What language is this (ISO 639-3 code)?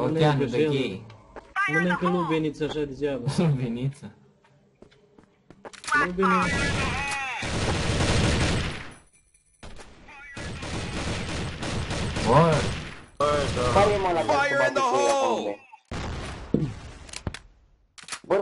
ron